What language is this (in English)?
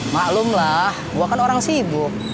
Indonesian